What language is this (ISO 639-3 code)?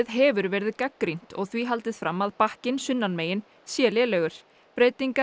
isl